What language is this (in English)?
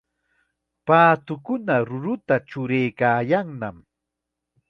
Chiquián Ancash Quechua